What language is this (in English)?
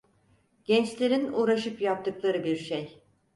Turkish